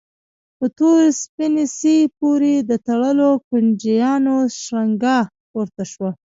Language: Pashto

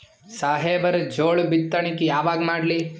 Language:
Kannada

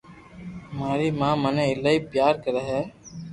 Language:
Loarki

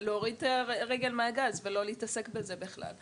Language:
Hebrew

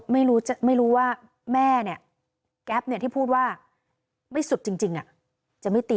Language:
Thai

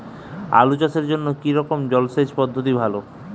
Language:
Bangla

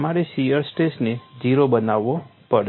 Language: Gujarati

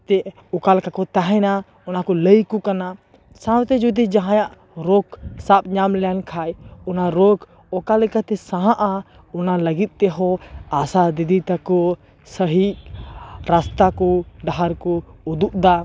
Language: Santali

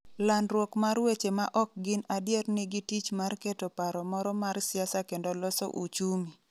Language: Luo (Kenya and Tanzania)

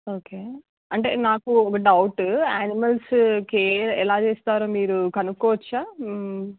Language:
Telugu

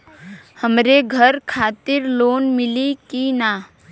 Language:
Bhojpuri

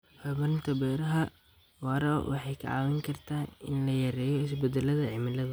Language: Somali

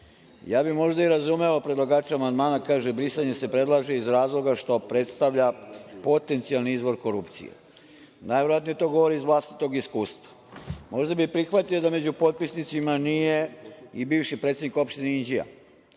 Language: Serbian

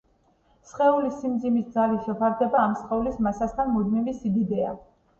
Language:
Georgian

